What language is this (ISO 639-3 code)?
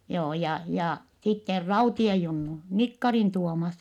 fin